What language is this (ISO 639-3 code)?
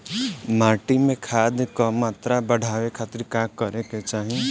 bho